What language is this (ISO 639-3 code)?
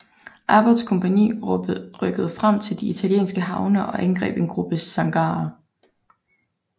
dan